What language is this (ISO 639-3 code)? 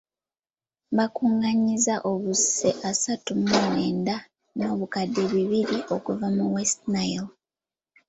lug